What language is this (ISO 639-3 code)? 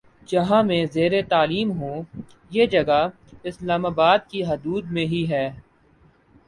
urd